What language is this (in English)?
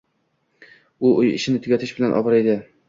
Uzbek